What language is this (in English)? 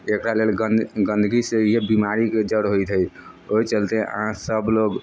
Maithili